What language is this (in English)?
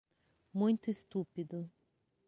Portuguese